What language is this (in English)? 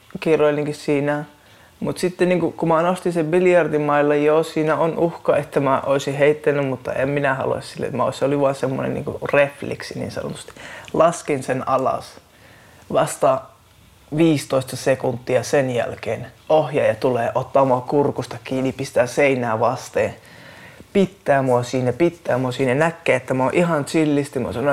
Finnish